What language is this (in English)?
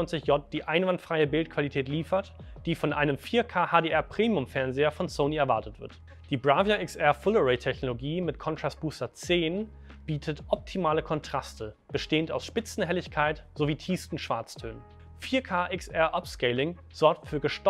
German